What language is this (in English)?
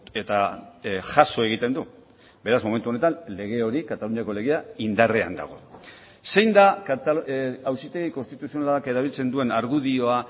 Basque